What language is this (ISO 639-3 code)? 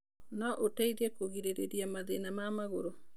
kik